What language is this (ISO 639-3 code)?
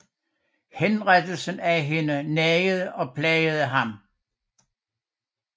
dan